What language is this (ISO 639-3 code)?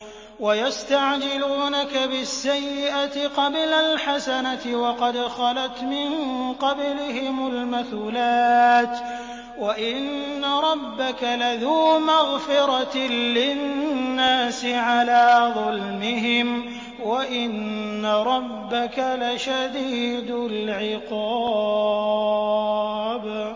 ara